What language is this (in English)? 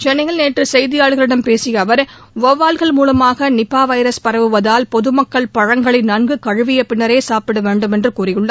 Tamil